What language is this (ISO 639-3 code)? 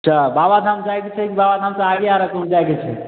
mai